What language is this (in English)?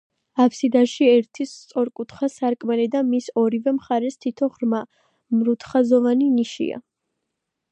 Georgian